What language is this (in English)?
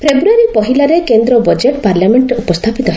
Odia